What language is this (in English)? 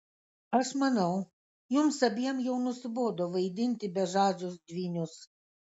Lithuanian